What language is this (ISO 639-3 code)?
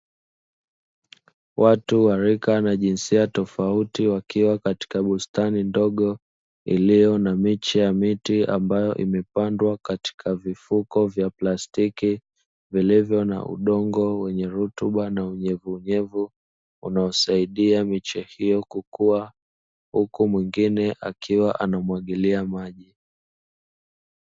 swa